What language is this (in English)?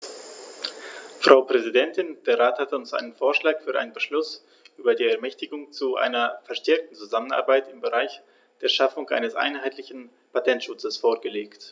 German